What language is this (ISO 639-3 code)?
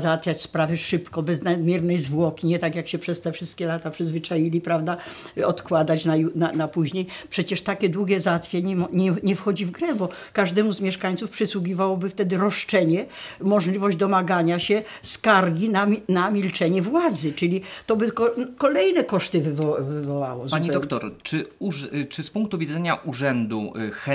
pol